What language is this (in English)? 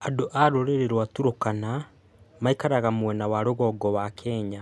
Kikuyu